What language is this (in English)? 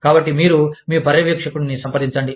Telugu